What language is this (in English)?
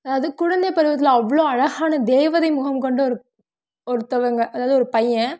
Tamil